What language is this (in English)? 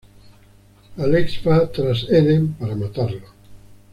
Spanish